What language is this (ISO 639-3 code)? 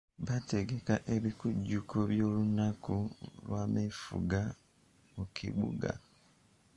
lug